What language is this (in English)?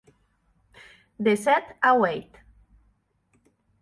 Occitan